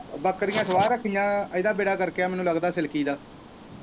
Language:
Punjabi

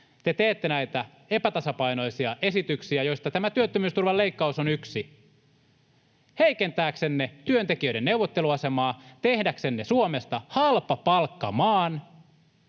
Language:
Finnish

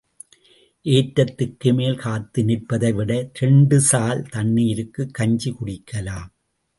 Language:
Tamil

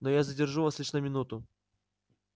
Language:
Russian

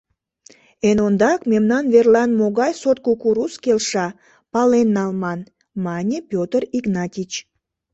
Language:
Mari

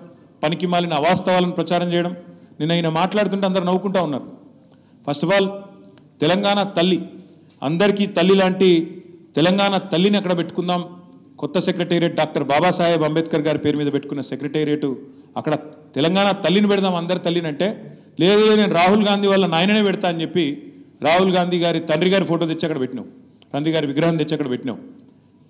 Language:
Telugu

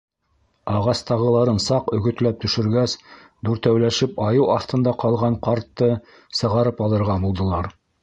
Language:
Bashkir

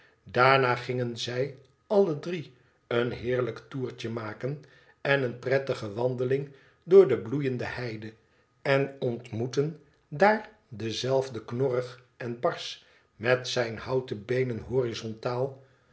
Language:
Dutch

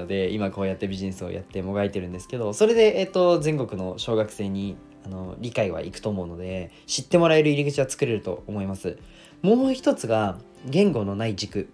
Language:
Japanese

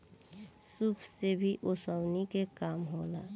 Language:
Bhojpuri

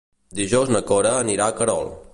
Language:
Catalan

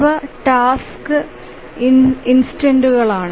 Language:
Malayalam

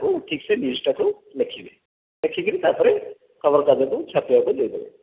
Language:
Odia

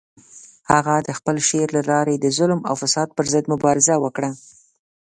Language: Pashto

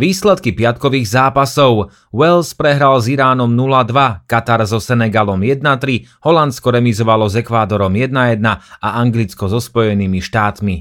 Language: Slovak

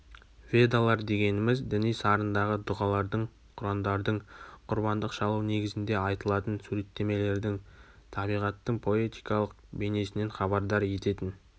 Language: Kazakh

